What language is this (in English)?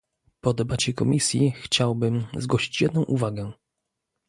Polish